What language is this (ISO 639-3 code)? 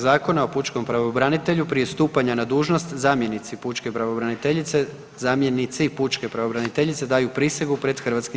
hrv